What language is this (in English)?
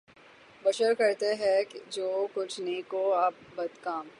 Urdu